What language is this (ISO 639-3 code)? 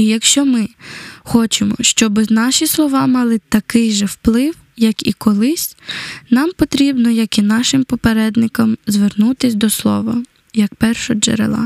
ukr